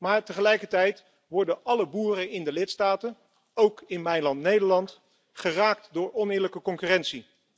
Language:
Dutch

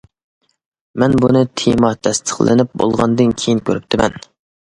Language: Uyghur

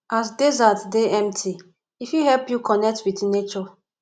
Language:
Nigerian Pidgin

